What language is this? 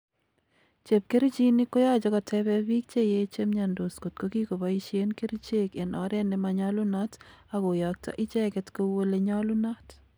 Kalenjin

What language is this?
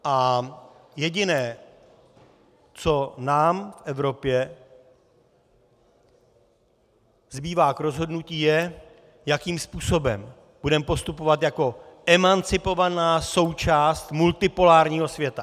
Czech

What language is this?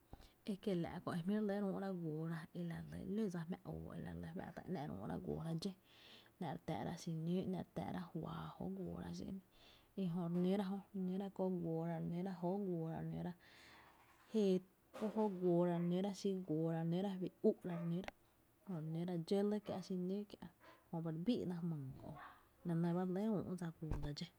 Tepinapa Chinantec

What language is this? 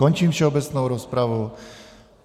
Czech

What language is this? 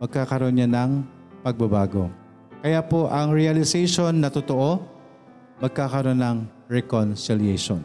Filipino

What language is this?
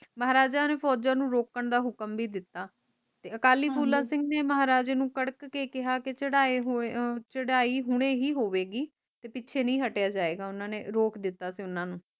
Punjabi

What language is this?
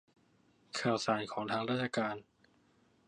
Thai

